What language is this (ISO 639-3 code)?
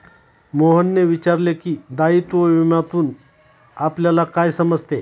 mar